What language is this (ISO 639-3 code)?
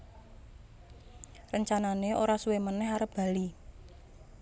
jav